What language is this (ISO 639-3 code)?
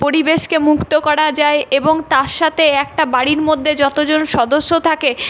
ben